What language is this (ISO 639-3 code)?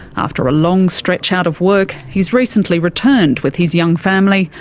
eng